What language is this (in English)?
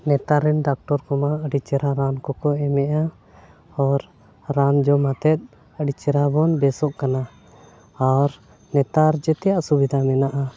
Santali